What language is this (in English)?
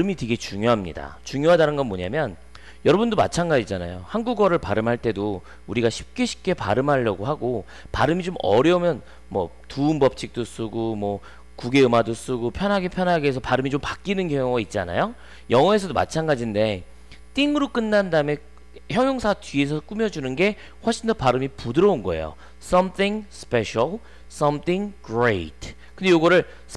Korean